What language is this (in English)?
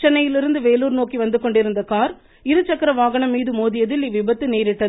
Tamil